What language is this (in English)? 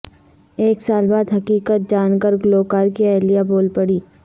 Urdu